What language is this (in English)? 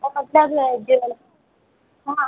Hindi